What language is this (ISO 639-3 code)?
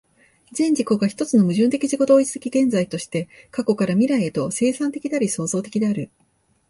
jpn